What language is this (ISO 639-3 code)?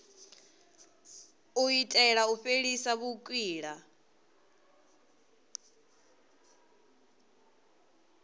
ven